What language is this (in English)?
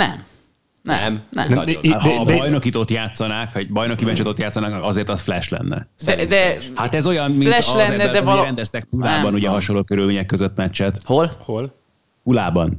Hungarian